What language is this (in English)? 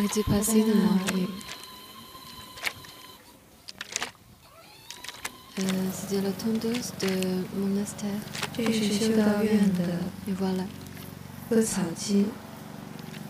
Chinese